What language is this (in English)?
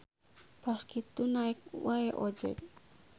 Sundanese